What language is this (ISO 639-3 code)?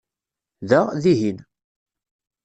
kab